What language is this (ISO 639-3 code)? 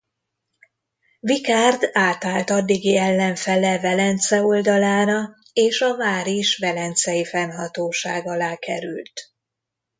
hun